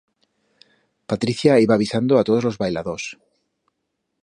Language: Aragonese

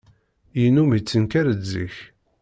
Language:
Kabyle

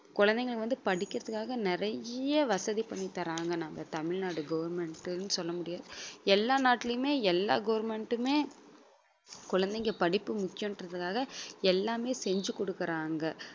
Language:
Tamil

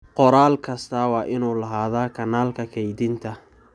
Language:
Somali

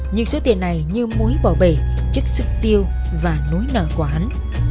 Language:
Vietnamese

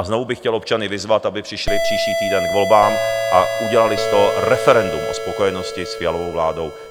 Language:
Czech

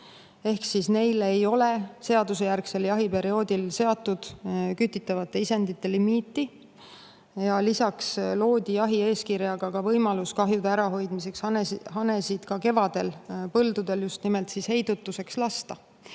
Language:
Estonian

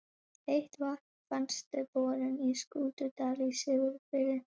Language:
Icelandic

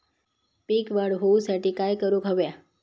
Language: Marathi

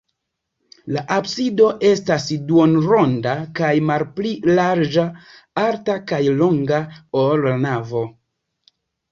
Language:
Esperanto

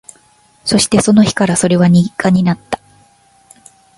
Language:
Japanese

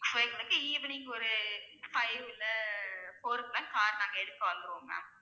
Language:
Tamil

